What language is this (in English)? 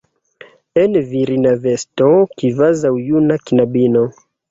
Esperanto